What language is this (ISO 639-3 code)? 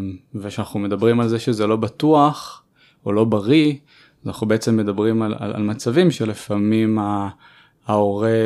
heb